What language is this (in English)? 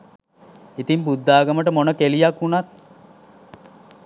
Sinhala